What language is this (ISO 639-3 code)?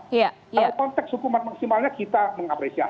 ind